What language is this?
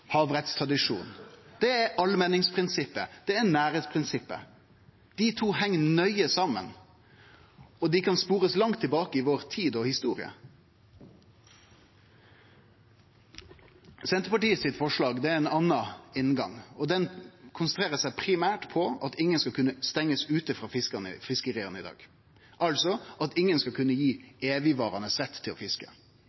Norwegian Nynorsk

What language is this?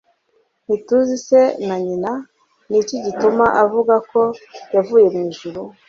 Kinyarwanda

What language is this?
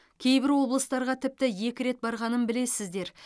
Kazakh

